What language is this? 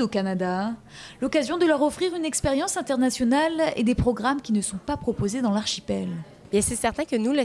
French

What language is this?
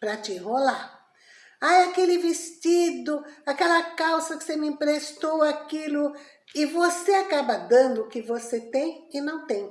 Portuguese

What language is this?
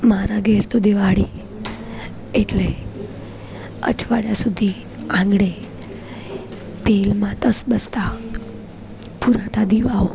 Gujarati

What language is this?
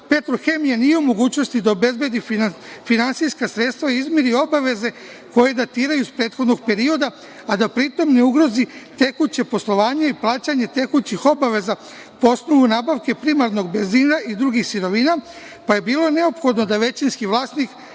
Serbian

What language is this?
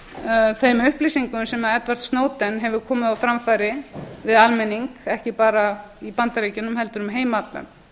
Icelandic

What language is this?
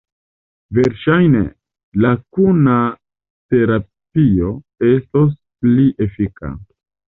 Esperanto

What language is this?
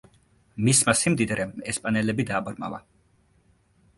Georgian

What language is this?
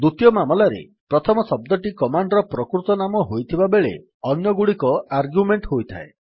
Odia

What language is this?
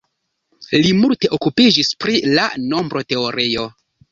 Esperanto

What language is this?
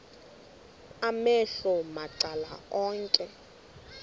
Xhosa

